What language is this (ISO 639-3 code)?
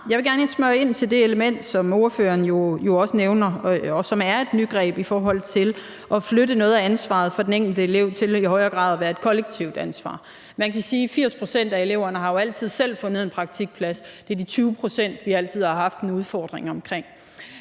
dan